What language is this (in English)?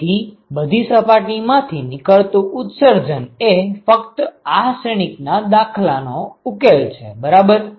Gujarati